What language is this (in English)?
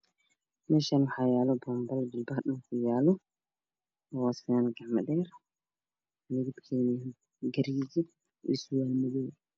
Somali